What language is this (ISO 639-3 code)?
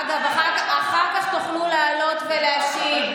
heb